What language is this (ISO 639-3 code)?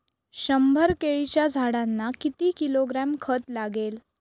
mar